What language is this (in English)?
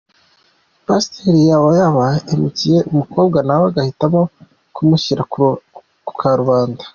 Kinyarwanda